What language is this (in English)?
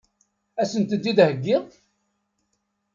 Kabyle